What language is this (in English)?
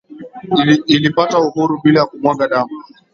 Swahili